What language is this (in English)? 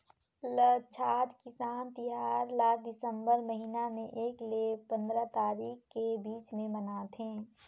Chhattisgarhi